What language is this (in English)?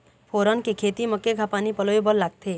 Chhattisgarhi